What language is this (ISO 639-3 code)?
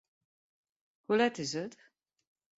fry